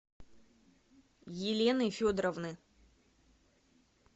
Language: Russian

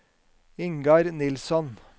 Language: Norwegian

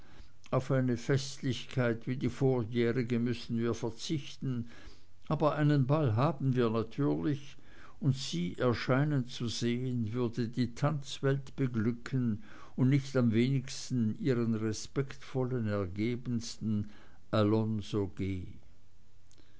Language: German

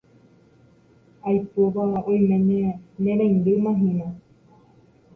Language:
Guarani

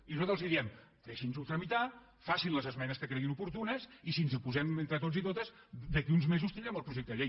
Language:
Catalan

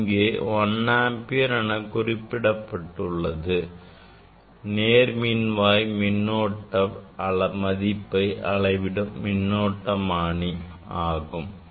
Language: Tamil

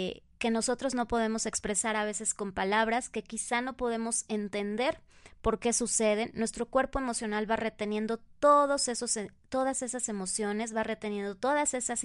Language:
Spanish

